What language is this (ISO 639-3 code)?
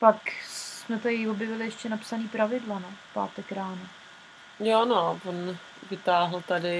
ces